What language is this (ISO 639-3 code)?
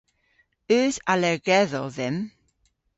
cor